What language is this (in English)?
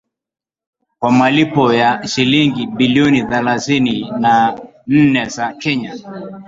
Swahili